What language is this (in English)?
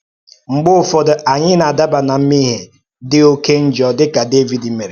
Igbo